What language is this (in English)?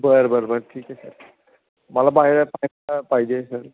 Marathi